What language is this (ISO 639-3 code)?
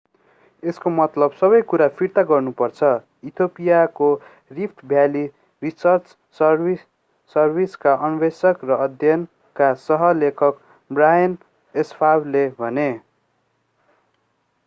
nep